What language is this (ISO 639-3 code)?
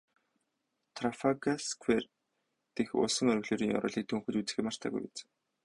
mon